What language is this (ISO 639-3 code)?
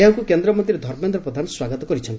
ori